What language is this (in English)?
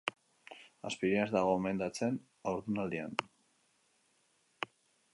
Basque